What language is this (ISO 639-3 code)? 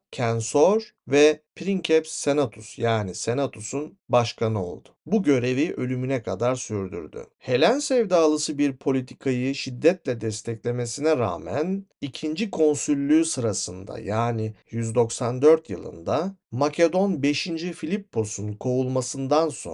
tur